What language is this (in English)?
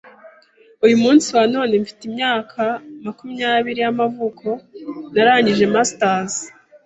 Kinyarwanda